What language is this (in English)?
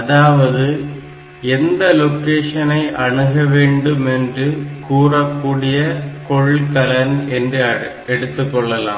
Tamil